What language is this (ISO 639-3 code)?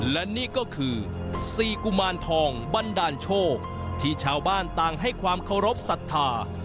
tha